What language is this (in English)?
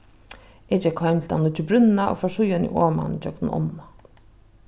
Faroese